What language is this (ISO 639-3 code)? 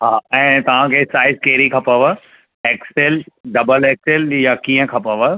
snd